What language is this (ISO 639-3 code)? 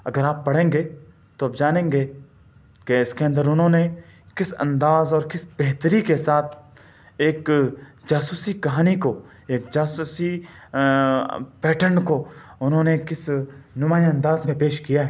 urd